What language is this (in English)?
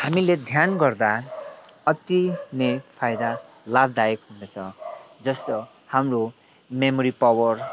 Nepali